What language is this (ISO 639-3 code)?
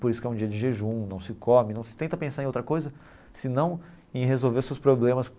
por